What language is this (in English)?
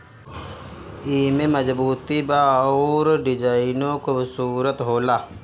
Bhojpuri